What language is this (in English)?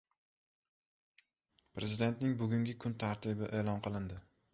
Uzbek